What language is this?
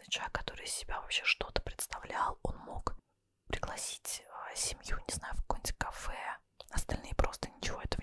Russian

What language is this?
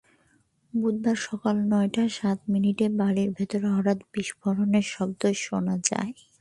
Bangla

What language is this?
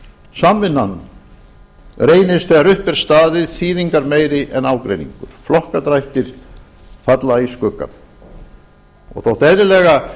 Icelandic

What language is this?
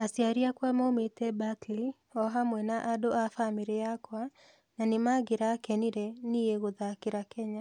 Kikuyu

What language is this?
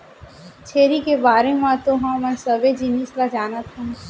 Chhattisgarhi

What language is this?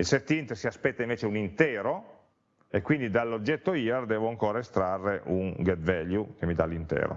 Italian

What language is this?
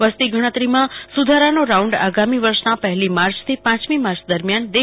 Gujarati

